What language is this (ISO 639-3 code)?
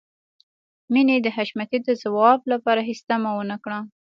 pus